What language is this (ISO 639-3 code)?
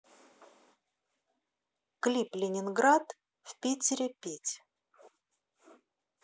rus